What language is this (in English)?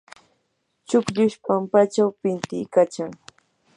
Yanahuanca Pasco Quechua